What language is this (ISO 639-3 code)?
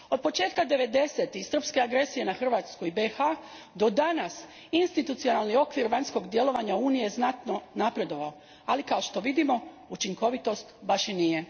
hrv